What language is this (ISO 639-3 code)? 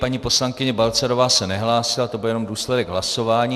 ces